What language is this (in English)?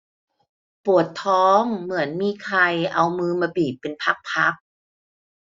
Thai